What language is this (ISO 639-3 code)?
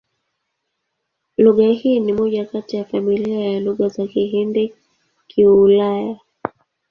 swa